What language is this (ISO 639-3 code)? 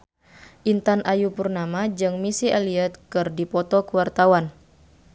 sun